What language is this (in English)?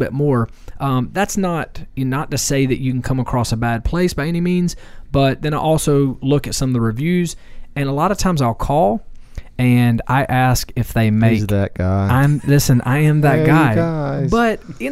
English